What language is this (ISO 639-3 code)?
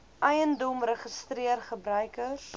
afr